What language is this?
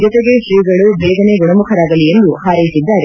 Kannada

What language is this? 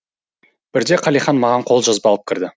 Kazakh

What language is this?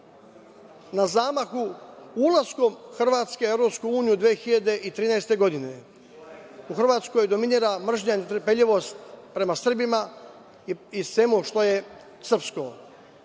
Serbian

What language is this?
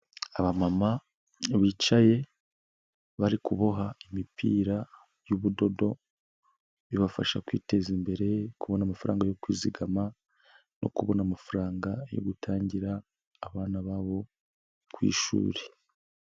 Kinyarwanda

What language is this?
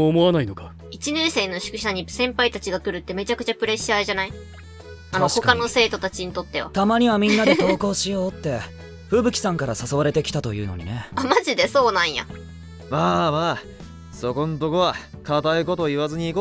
Japanese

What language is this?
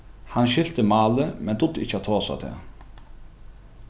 Faroese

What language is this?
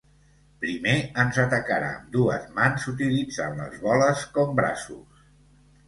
Catalan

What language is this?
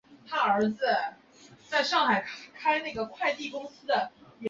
Chinese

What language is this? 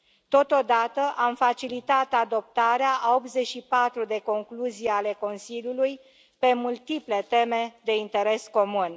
Romanian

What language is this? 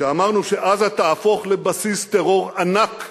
Hebrew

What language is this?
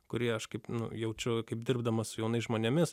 Lithuanian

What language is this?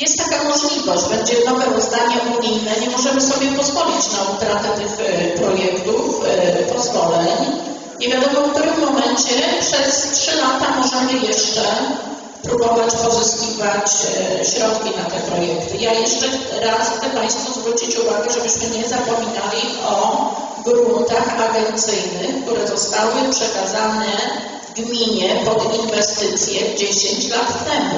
Polish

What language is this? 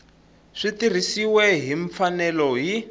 Tsonga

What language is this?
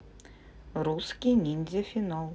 Russian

